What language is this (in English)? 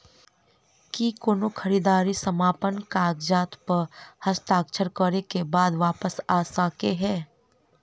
Maithili